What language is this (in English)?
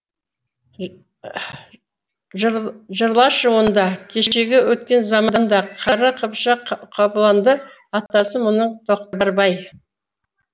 Kazakh